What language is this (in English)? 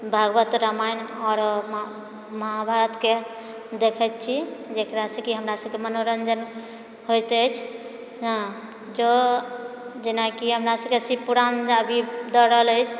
Maithili